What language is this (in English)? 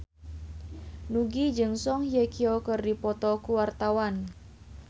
Sundanese